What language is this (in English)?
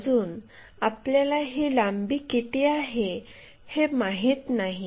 Marathi